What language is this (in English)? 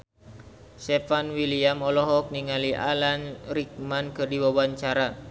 Sundanese